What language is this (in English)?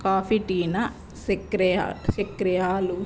Kannada